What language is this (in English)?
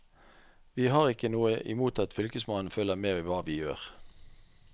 Norwegian